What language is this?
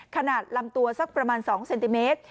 Thai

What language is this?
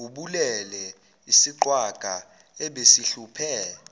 Zulu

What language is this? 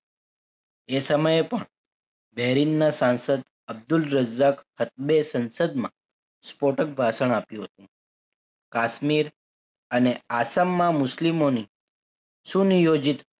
Gujarati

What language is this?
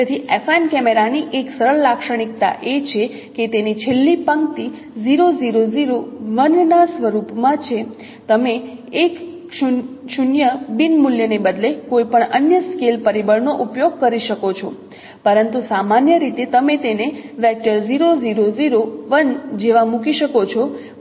Gujarati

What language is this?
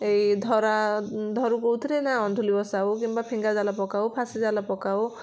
Odia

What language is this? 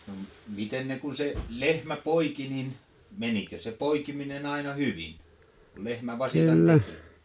Finnish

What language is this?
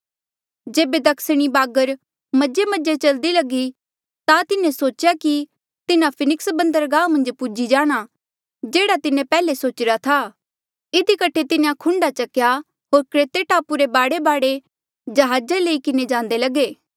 Mandeali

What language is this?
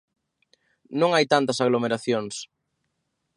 Galician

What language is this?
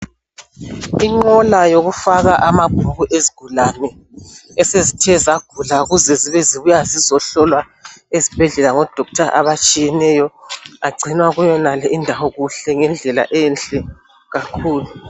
North Ndebele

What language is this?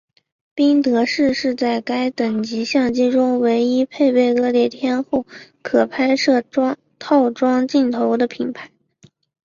Chinese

